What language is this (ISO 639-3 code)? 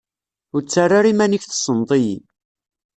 kab